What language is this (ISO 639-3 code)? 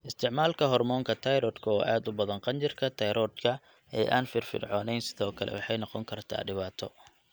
som